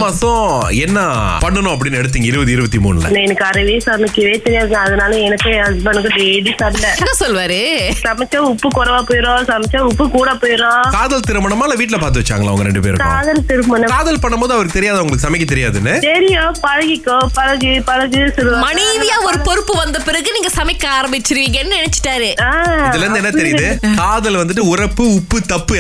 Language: Tamil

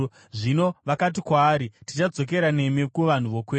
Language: Shona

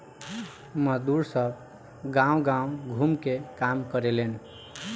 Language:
Bhojpuri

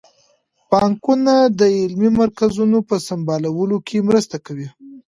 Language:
Pashto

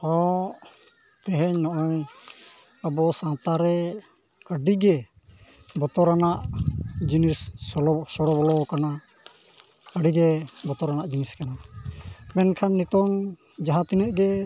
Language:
Santali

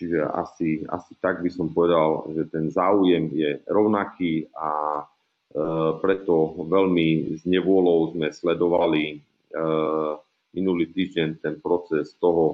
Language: Slovak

